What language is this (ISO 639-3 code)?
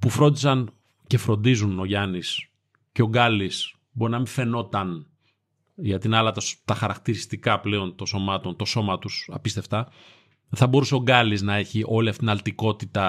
ell